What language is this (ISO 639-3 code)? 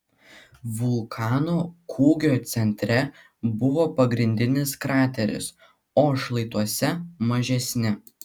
lit